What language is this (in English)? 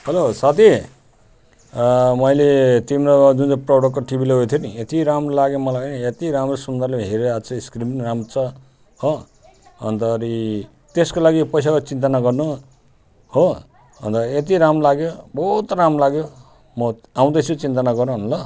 Nepali